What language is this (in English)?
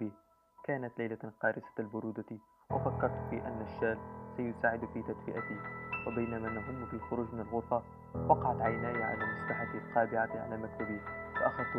Arabic